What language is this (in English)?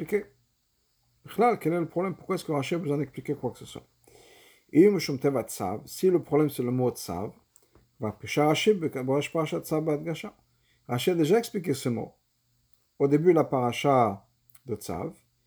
French